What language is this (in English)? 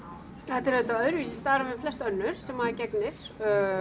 Icelandic